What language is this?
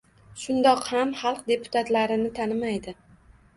Uzbek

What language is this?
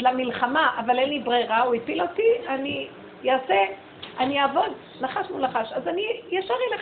Hebrew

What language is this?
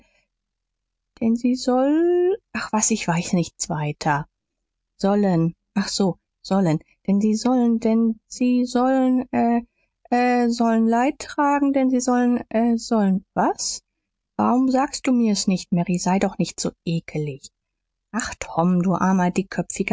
German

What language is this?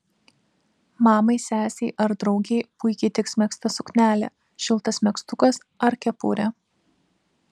Lithuanian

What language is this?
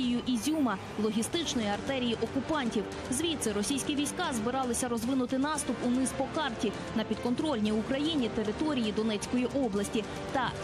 Ukrainian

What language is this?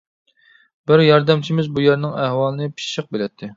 Uyghur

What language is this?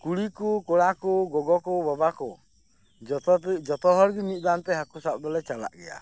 Santali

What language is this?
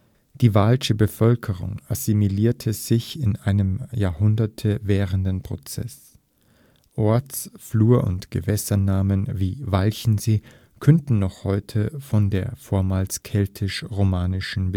German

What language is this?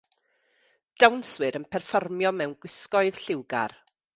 Welsh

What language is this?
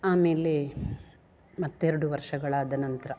Kannada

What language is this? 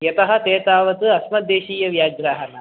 Sanskrit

